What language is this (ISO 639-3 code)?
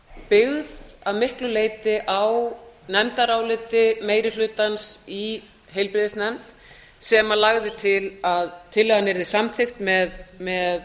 isl